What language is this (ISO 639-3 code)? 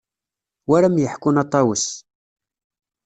kab